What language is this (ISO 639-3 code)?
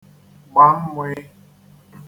ibo